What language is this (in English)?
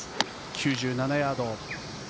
Japanese